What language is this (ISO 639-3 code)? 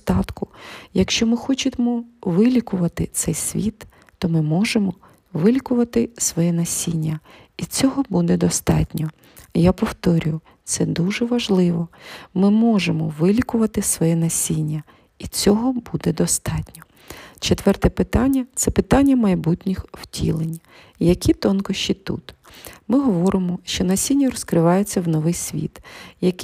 ukr